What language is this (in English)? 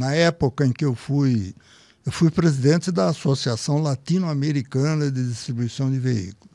Portuguese